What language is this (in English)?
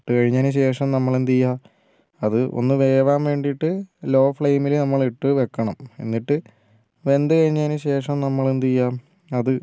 Malayalam